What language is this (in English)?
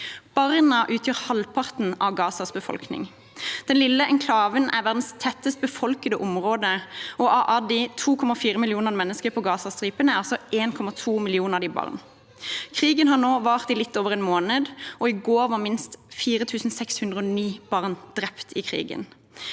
Norwegian